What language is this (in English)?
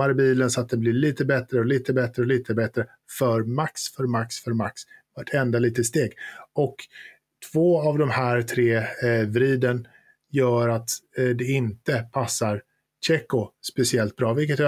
Swedish